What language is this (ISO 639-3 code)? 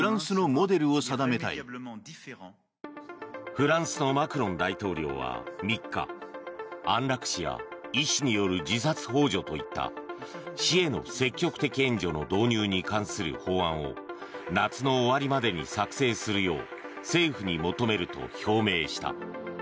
jpn